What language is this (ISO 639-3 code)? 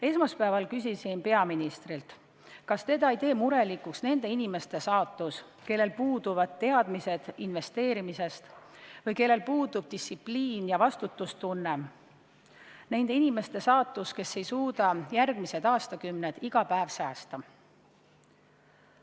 est